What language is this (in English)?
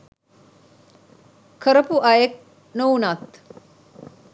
Sinhala